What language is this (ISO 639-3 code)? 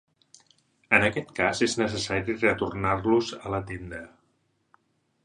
cat